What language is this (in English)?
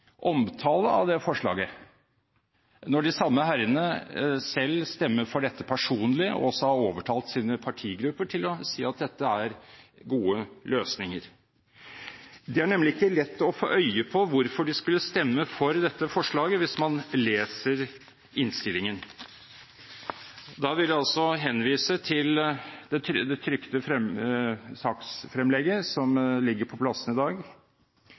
Norwegian Bokmål